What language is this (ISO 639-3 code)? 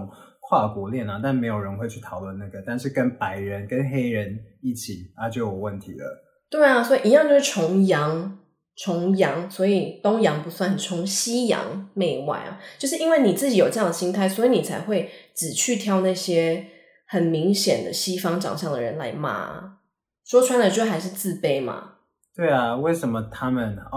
zho